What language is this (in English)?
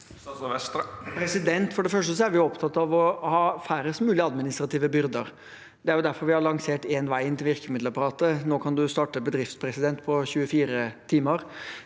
Norwegian